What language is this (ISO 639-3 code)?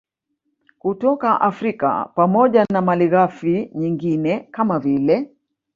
swa